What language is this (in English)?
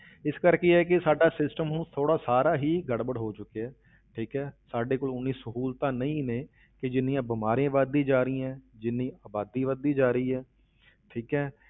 Punjabi